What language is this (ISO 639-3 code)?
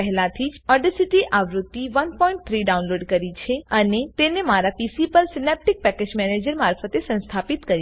guj